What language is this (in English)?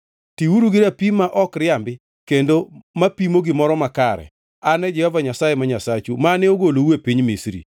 Luo (Kenya and Tanzania)